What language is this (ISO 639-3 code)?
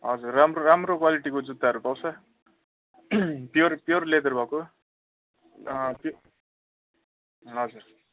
nep